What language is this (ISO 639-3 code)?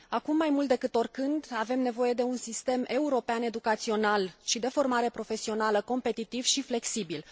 ron